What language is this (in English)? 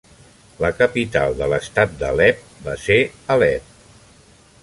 Catalan